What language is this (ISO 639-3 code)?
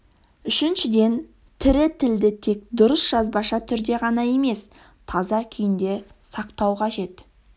kaz